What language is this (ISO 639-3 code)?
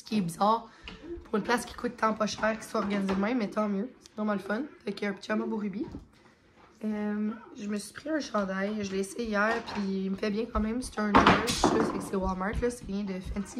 fra